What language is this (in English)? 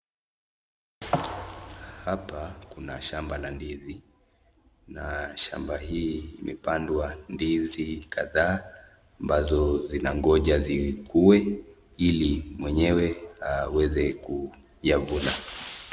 Swahili